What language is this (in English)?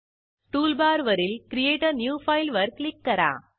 Marathi